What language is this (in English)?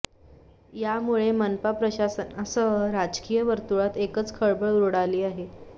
Marathi